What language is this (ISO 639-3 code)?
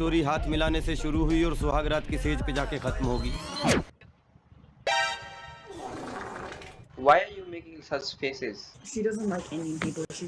eng